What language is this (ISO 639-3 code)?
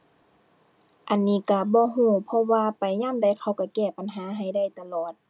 tha